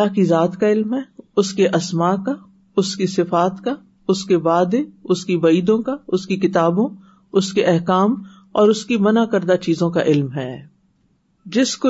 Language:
Urdu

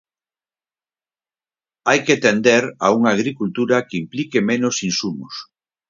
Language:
Galician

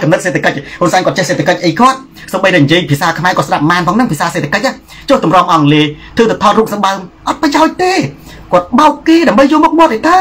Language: Thai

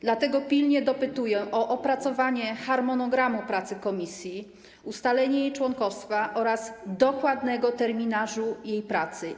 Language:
Polish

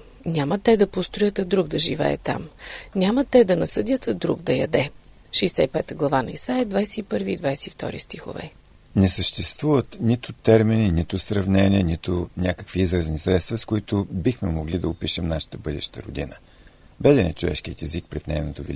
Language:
Bulgarian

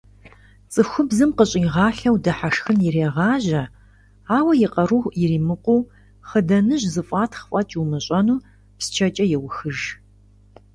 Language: Kabardian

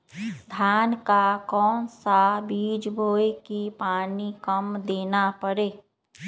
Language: Magahi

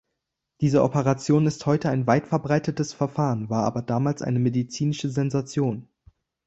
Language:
German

